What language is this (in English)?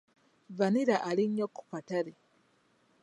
Ganda